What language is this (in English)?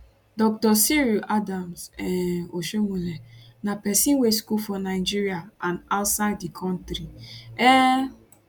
Nigerian Pidgin